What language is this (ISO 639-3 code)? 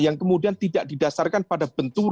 ind